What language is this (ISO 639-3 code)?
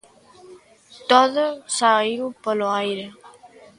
glg